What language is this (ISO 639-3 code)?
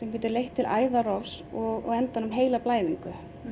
isl